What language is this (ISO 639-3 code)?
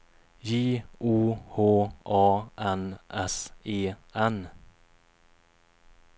swe